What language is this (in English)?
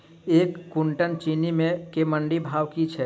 Maithili